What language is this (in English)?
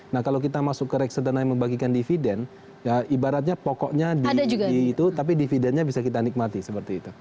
Indonesian